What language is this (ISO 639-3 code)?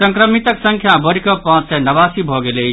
mai